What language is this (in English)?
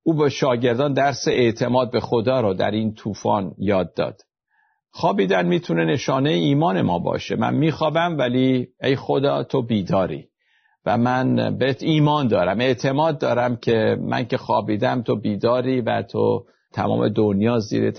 Persian